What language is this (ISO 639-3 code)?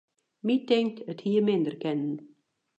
fry